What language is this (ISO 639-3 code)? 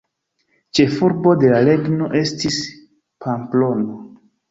epo